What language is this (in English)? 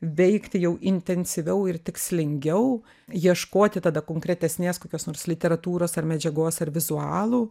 Lithuanian